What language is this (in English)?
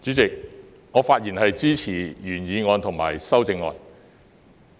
Cantonese